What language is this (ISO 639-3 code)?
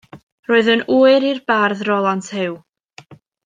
cym